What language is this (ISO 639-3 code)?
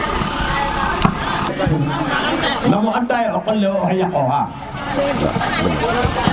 srr